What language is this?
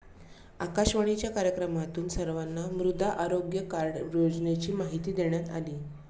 Marathi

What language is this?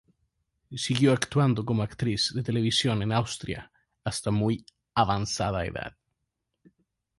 Spanish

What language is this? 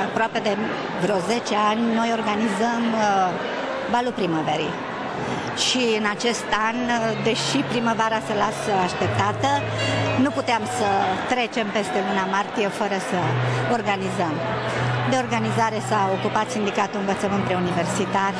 Romanian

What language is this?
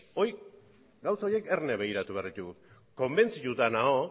Basque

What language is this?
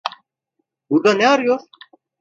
Turkish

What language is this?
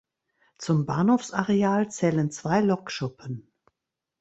German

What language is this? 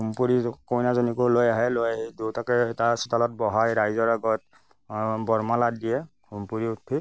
Assamese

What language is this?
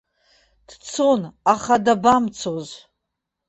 Abkhazian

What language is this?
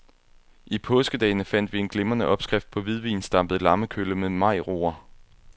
Danish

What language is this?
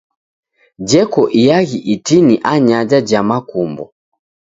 Taita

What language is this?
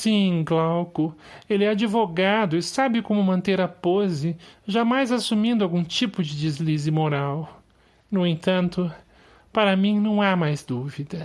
Portuguese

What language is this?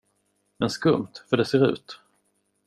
Swedish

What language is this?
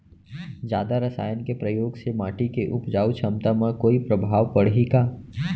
Chhattisgarhi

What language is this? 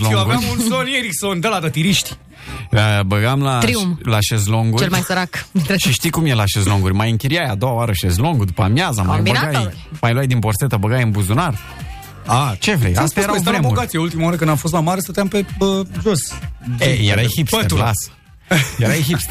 Romanian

